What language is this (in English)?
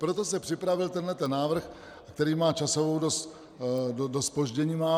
Czech